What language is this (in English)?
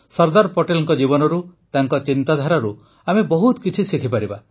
Odia